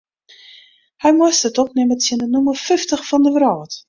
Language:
Western Frisian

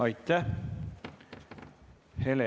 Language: Estonian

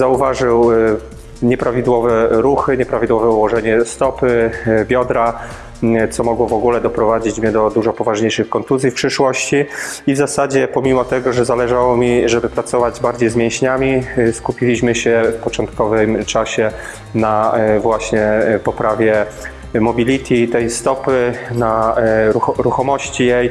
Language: Polish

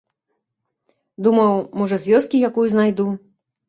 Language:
Belarusian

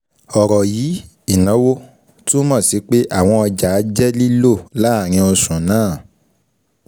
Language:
Yoruba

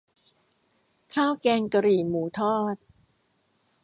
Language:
Thai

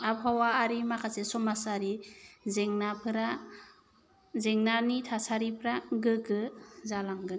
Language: Bodo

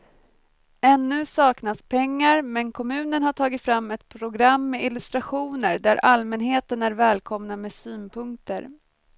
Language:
Swedish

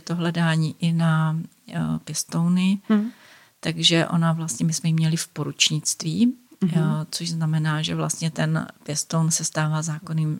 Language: Czech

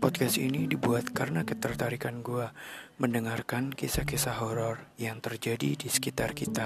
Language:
Indonesian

